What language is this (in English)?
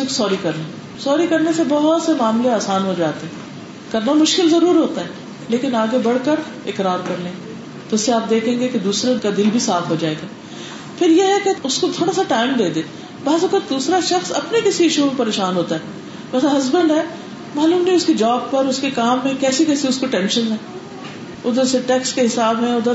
Urdu